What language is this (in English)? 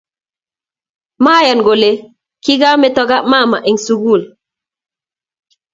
Kalenjin